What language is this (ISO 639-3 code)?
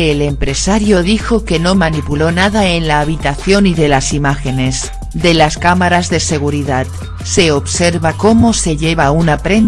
spa